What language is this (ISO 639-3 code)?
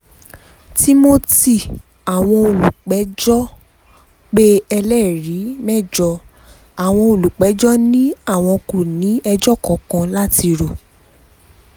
yor